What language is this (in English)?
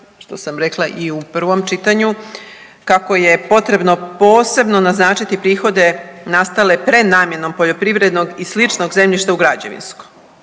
Croatian